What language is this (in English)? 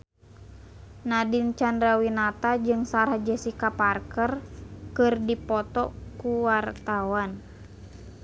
Sundanese